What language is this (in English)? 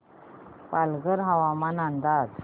Marathi